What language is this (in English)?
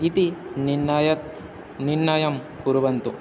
Sanskrit